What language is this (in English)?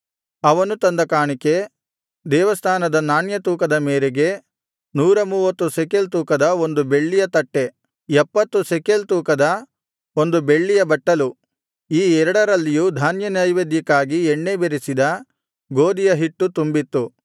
Kannada